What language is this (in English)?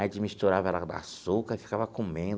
Portuguese